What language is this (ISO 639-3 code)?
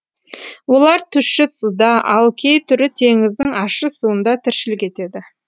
kaz